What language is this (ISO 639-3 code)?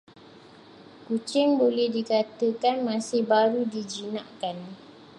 msa